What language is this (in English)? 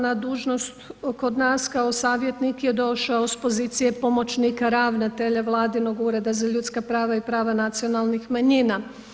Croatian